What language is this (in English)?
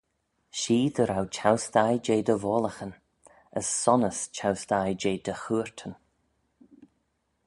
Manx